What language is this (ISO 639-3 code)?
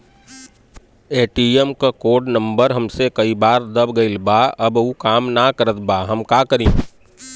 bho